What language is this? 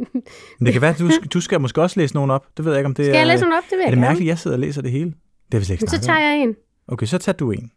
Danish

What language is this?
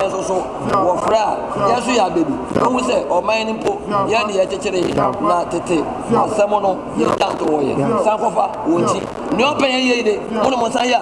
English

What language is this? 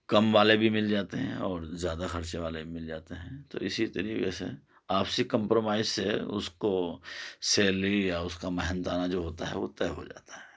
Urdu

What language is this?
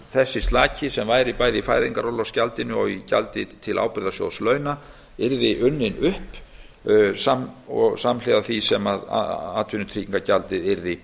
Icelandic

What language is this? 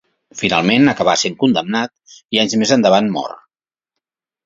Catalan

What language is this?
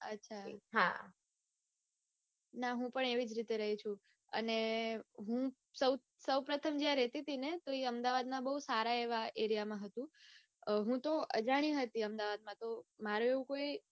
Gujarati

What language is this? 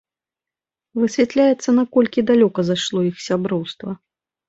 Belarusian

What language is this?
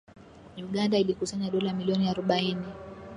Swahili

